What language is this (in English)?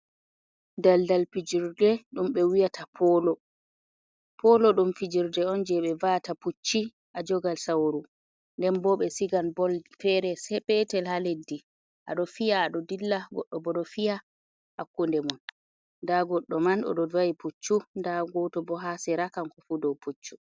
Fula